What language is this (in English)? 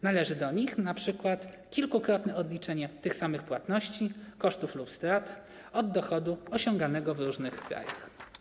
Polish